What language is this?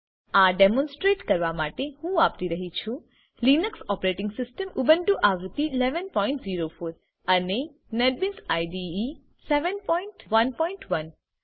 Gujarati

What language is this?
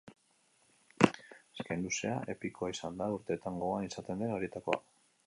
Basque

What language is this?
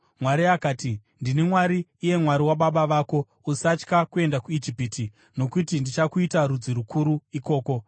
Shona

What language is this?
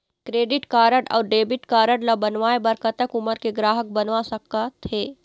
Chhattisgarhi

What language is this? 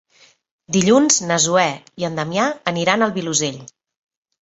Catalan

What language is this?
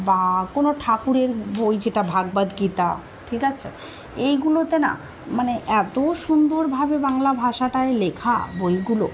Bangla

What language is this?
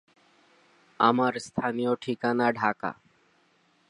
Bangla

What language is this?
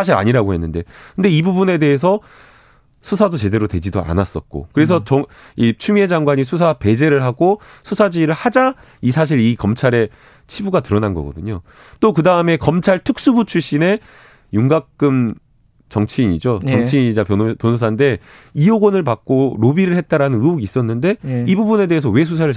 Korean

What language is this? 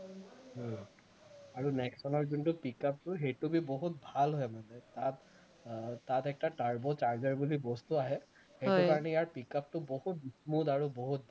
Assamese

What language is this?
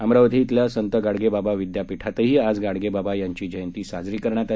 Marathi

